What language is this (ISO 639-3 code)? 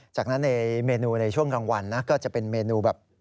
tha